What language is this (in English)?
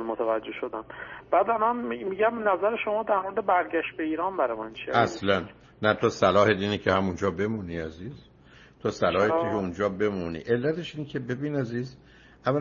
Persian